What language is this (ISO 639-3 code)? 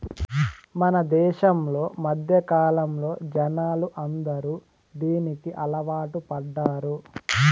tel